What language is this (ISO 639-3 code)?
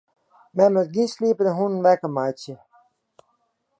fry